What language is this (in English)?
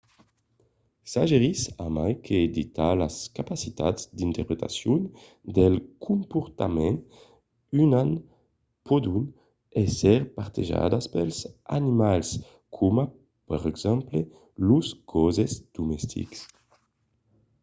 Occitan